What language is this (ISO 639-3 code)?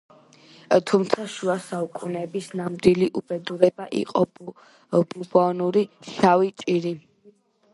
kat